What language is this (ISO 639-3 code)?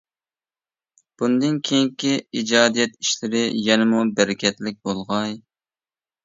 uig